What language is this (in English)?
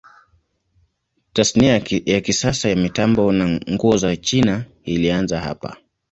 Swahili